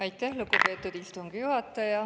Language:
Estonian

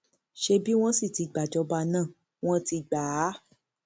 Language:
Yoruba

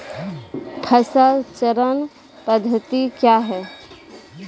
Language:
Maithili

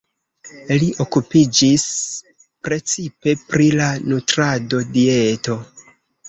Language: Esperanto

